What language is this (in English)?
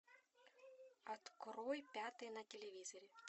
Russian